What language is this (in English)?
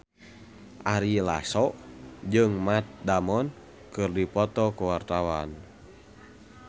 Sundanese